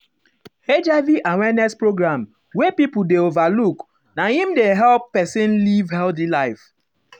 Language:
Nigerian Pidgin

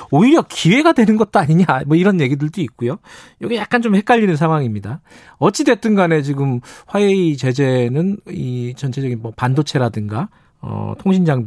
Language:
Korean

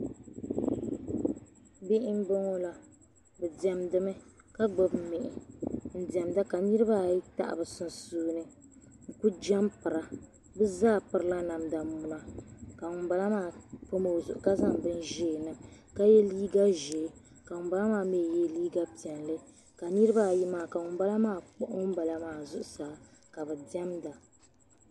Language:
Dagbani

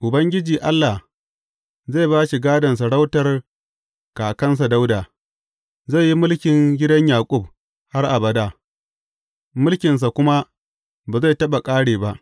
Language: Hausa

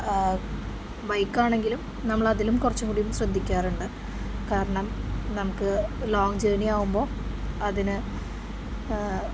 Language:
Malayalam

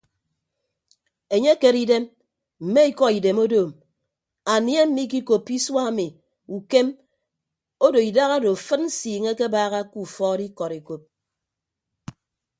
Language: Ibibio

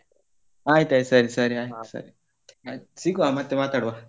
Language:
Kannada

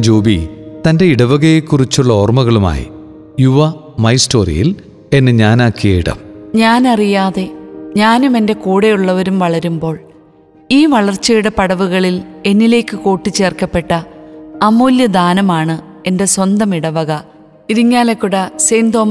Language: Malayalam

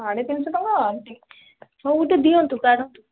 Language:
Odia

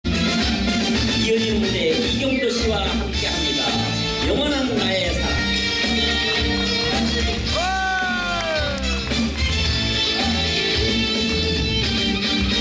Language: Korean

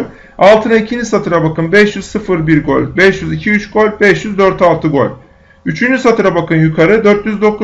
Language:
Turkish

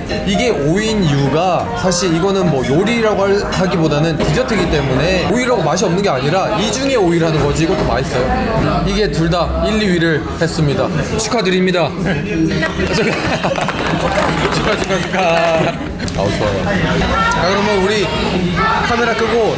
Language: Korean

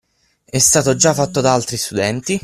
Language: Italian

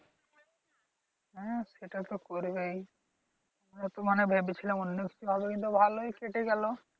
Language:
Bangla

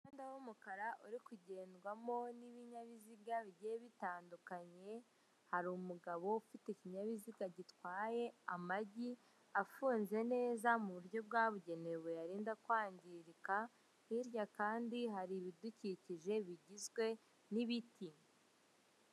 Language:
Kinyarwanda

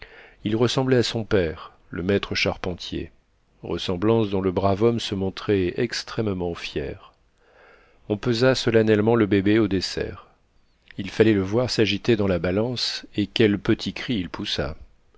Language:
French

